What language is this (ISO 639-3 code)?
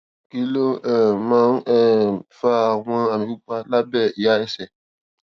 yor